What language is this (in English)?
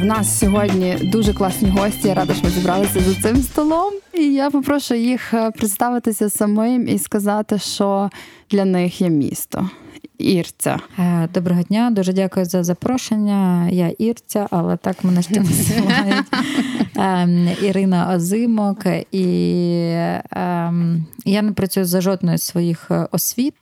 Ukrainian